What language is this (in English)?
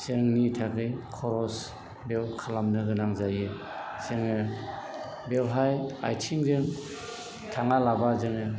Bodo